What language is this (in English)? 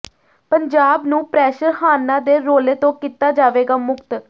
Punjabi